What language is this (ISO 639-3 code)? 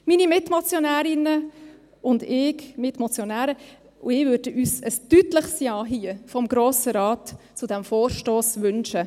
gsw